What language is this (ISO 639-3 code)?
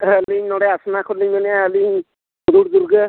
sat